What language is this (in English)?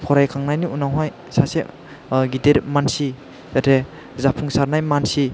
Bodo